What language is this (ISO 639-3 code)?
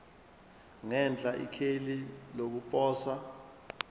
zul